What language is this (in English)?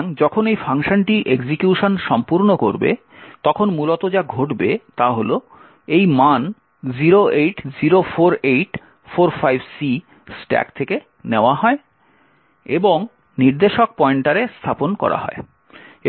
Bangla